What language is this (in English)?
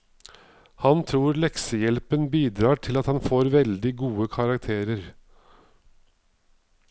Norwegian